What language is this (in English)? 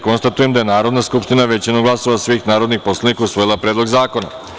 Serbian